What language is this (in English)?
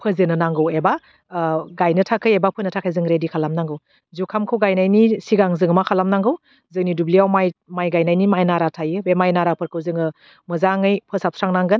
Bodo